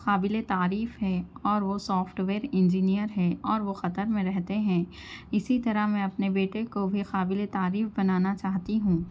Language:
Urdu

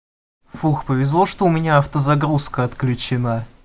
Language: Russian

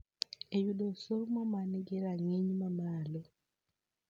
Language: Luo (Kenya and Tanzania)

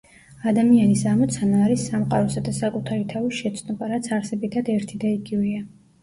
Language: Georgian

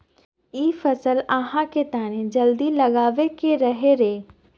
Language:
Magahi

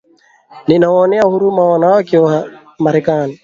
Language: Swahili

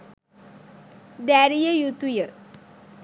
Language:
Sinhala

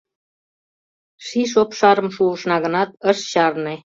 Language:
Mari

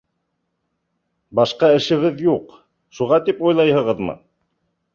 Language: Bashkir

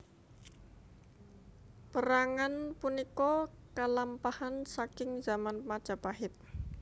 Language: Javanese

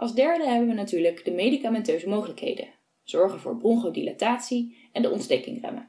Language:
Dutch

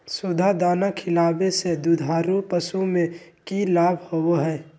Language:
Magahi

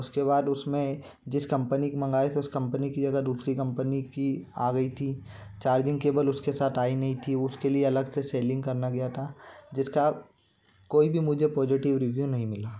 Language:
Hindi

